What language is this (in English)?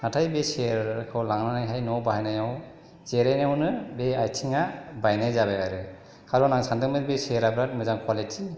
Bodo